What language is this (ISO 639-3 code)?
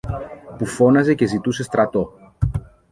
ell